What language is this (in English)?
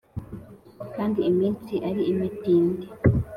Kinyarwanda